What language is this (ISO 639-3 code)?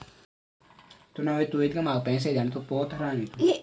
hin